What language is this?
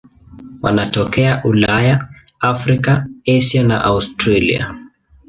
Swahili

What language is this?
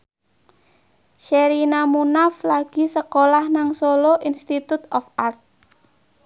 Javanese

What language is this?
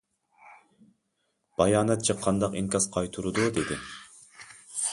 Uyghur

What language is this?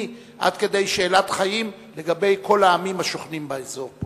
Hebrew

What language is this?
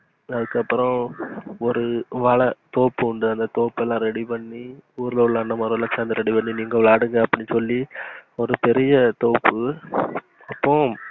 Tamil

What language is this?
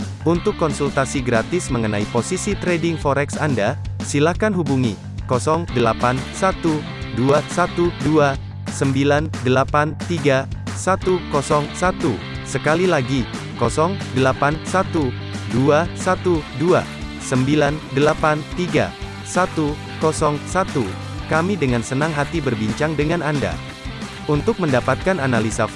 Indonesian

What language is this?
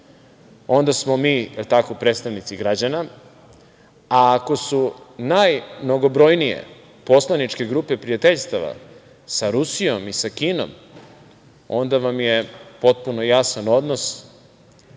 Serbian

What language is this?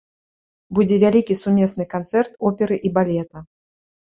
Belarusian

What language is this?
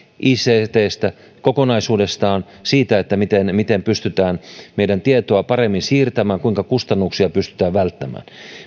Finnish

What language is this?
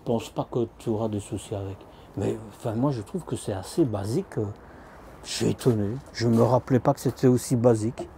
French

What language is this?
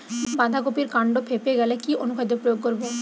Bangla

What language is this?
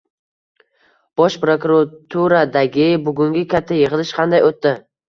Uzbek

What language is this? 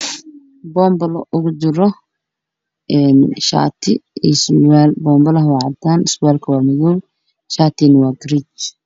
Somali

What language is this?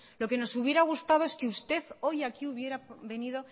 Spanish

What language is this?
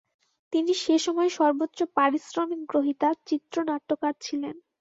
Bangla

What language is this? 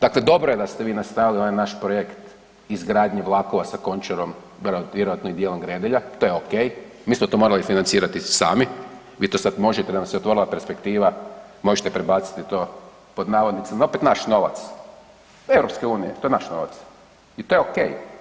Croatian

